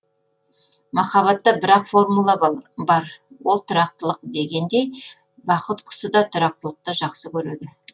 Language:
Kazakh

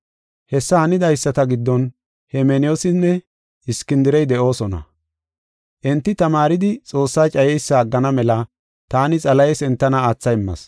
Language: Gofa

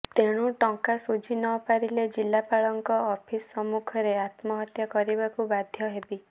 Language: Odia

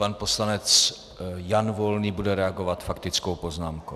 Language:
Czech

